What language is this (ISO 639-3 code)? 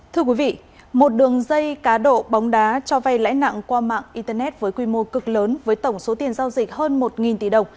vie